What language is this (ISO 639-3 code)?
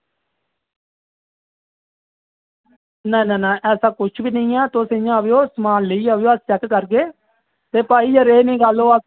doi